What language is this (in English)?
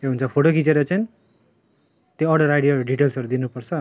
Nepali